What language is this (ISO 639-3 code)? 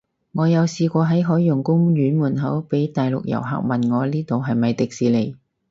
yue